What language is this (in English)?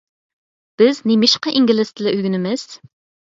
Uyghur